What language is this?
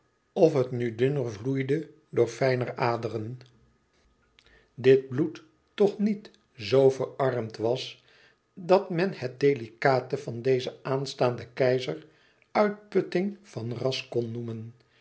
Dutch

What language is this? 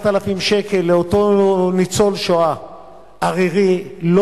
Hebrew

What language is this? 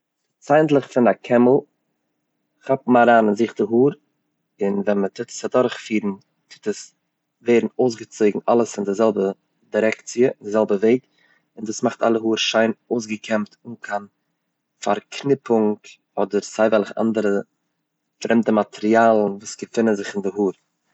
Yiddish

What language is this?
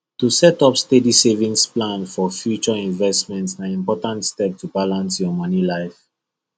Nigerian Pidgin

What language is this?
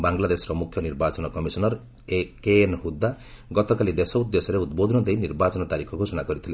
Odia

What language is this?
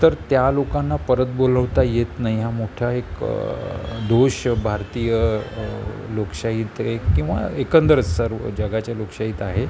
Marathi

